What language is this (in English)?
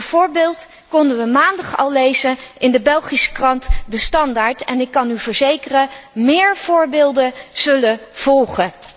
Dutch